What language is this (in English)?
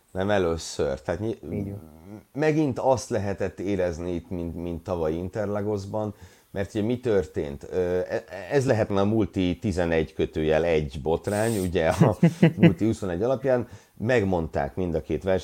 Hungarian